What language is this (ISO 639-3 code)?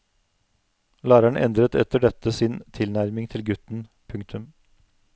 nor